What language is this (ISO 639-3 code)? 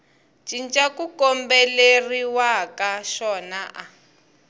tso